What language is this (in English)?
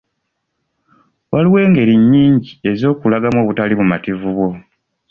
Ganda